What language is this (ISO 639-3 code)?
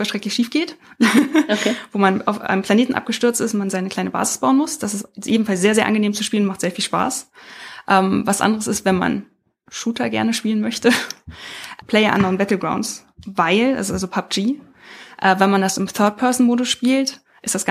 deu